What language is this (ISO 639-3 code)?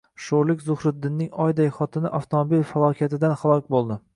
uzb